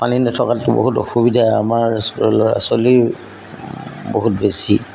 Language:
Assamese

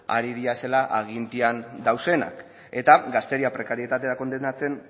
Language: Basque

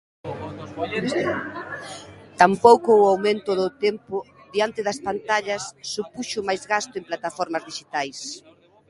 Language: Galician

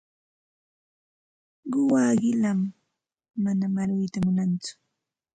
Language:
Santa Ana de Tusi Pasco Quechua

